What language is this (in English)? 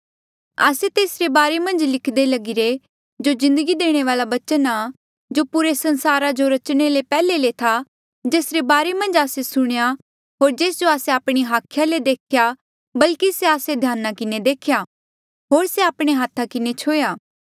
Mandeali